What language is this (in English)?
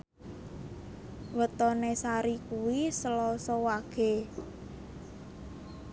Javanese